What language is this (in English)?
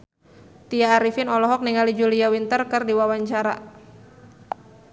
Sundanese